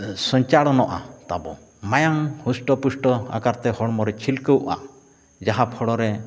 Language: Santali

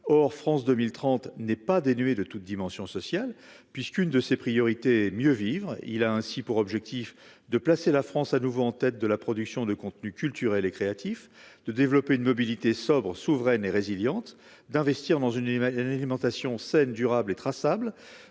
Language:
French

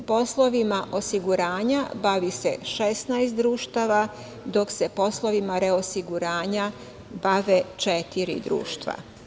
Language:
Serbian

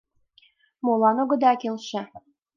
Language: Mari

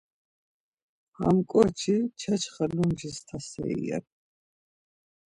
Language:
Laz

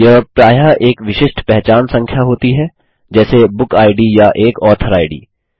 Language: Hindi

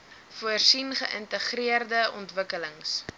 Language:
Afrikaans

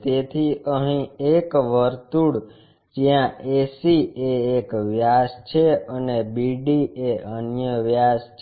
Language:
Gujarati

